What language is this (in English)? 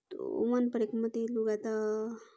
Nepali